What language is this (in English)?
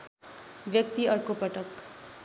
Nepali